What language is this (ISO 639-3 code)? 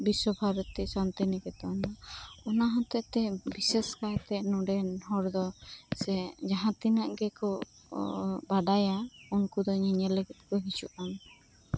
sat